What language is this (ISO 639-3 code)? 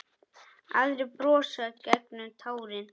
isl